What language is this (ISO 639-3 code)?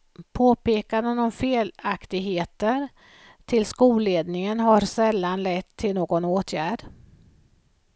swe